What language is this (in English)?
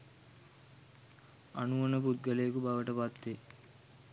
Sinhala